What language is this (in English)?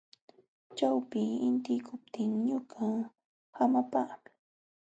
Jauja Wanca Quechua